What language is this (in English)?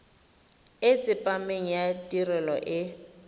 Tswana